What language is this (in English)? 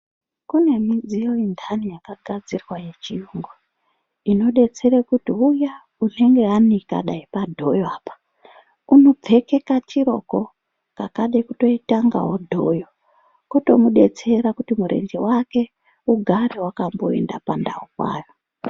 Ndau